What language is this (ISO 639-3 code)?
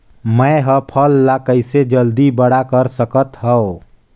hne